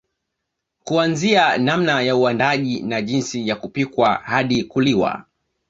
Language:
Swahili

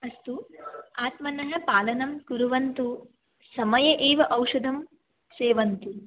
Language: Sanskrit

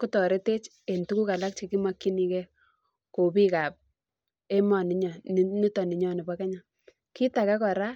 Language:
Kalenjin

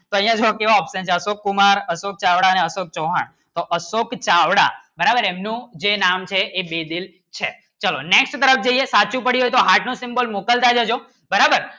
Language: Gujarati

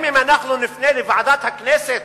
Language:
Hebrew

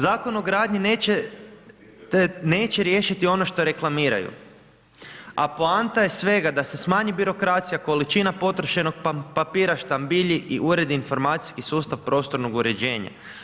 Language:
Croatian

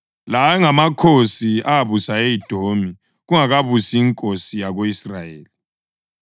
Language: North Ndebele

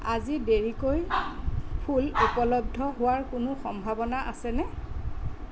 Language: Assamese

